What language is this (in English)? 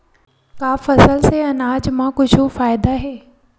Chhattisgarhi